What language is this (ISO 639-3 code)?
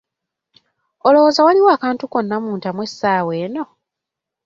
lug